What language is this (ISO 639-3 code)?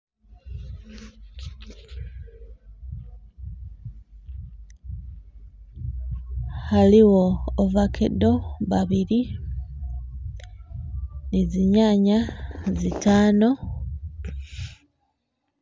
myx